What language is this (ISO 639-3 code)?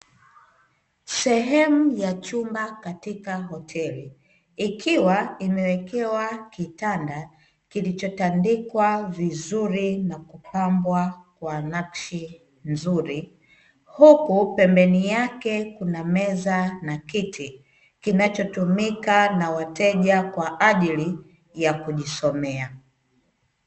swa